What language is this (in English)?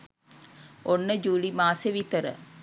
Sinhala